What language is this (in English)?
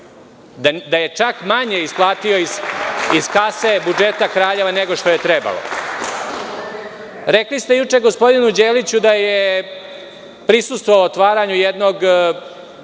Serbian